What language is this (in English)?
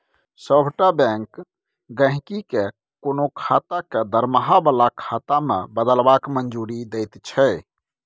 Maithili